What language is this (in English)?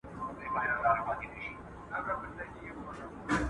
Pashto